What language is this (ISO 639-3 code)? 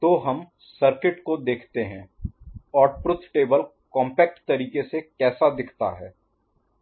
hin